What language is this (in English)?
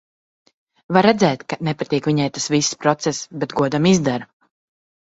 Latvian